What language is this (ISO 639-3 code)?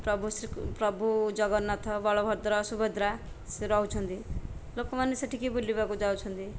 ori